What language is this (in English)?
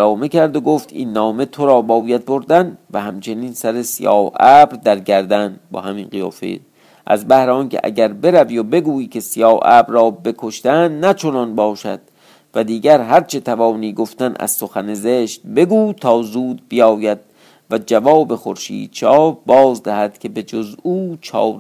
Persian